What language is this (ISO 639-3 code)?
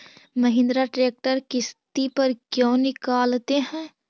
mag